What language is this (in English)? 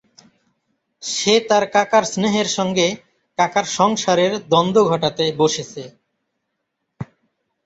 Bangla